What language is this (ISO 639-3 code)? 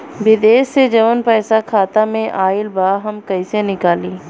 bho